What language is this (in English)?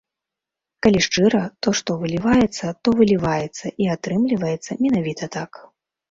Belarusian